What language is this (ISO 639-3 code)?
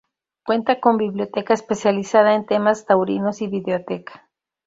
spa